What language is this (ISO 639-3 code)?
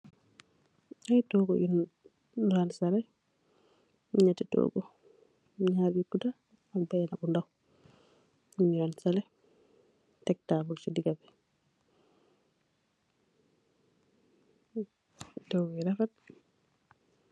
wol